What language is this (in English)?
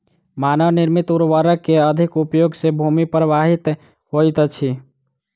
Maithili